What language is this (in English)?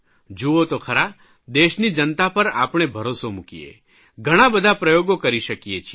Gujarati